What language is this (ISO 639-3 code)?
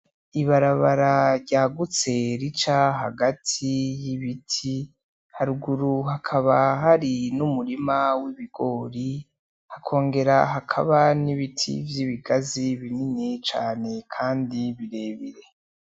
run